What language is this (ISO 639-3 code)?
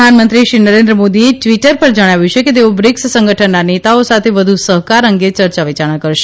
guj